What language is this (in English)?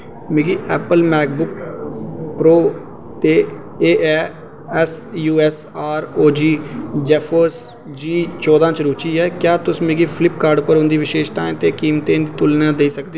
Dogri